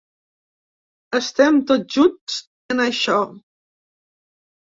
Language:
Catalan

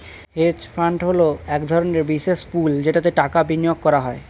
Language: Bangla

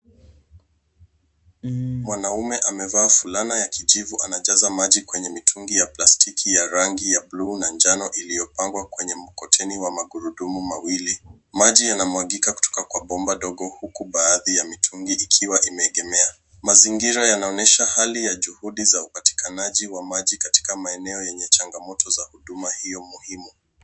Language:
Swahili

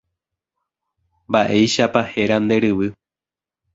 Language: Guarani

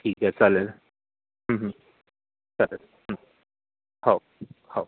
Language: Marathi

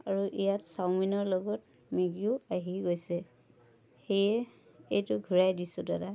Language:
Assamese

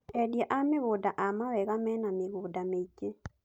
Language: Kikuyu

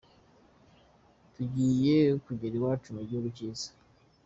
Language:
Kinyarwanda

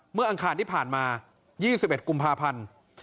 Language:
Thai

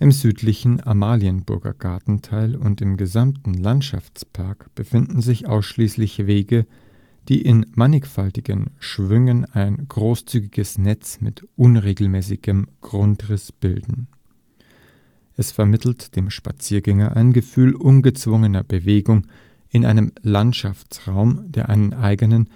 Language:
German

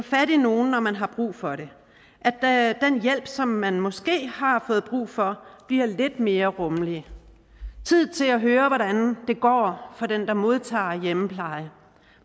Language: Danish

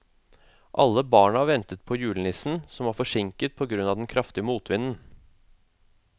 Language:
Norwegian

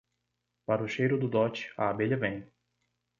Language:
Portuguese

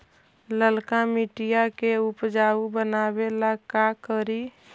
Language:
Magahi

